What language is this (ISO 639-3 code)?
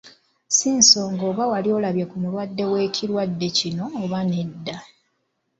lug